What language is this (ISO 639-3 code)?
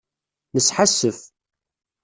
kab